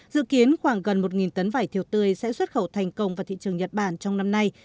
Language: Vietnamese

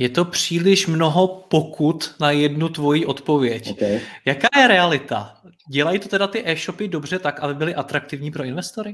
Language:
Czech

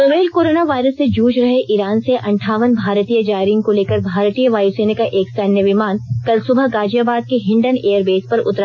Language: Hindi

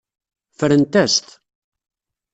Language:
Kabyle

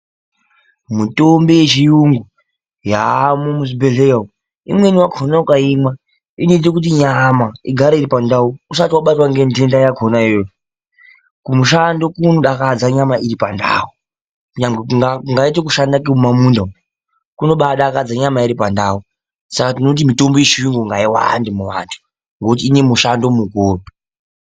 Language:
Ndau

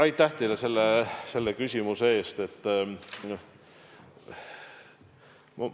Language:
Estonian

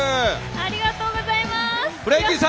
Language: Japanese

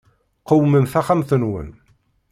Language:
Kabyle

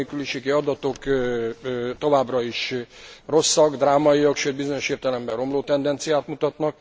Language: Hungarian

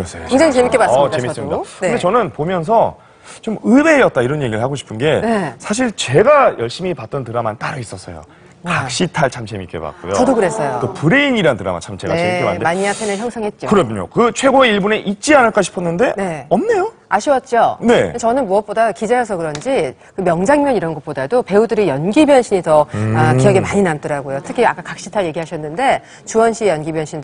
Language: Korean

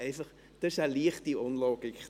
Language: Swiss German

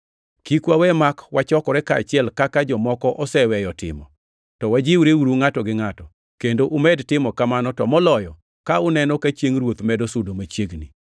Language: Luo (Kenya and Tanzania)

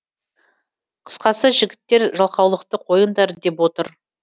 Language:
Kazakh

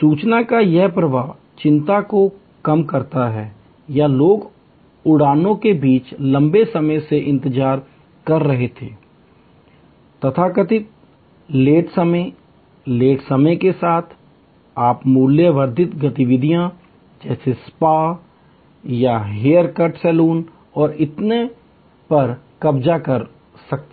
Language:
Hindi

